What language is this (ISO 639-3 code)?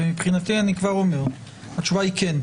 heb